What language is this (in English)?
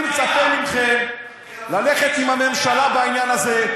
Hebrew